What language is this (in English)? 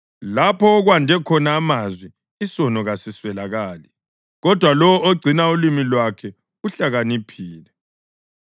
North Ndebele